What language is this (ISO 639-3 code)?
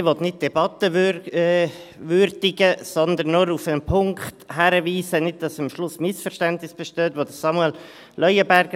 gsw